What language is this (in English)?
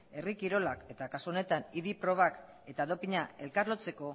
Basque